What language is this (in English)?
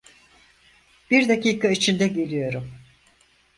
Turkish